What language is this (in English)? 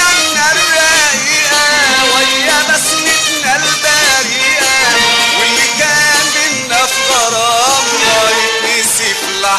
Arabic